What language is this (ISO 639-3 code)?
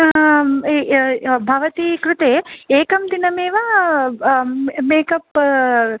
san